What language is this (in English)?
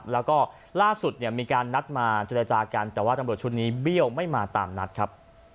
Thai